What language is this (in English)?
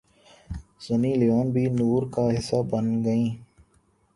Urdu